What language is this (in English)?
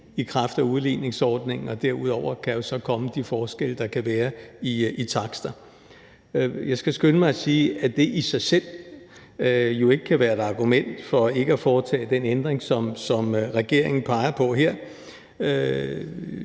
Danish